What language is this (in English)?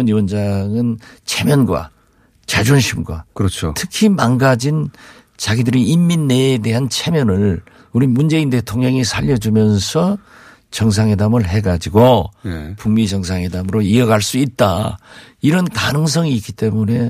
Korean